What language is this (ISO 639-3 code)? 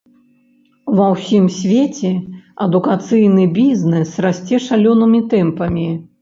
bel